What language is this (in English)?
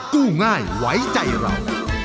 Thai